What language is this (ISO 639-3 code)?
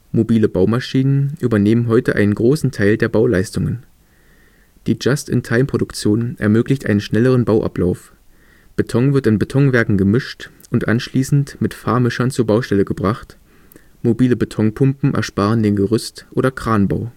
deu